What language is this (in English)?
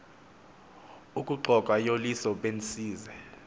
Xhosa